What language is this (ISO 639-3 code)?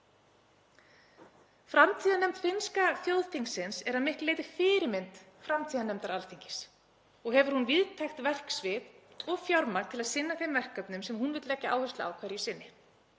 isl